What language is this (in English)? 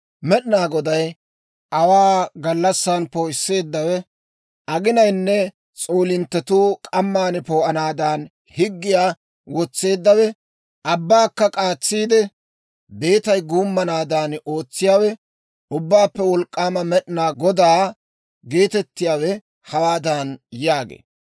Dawro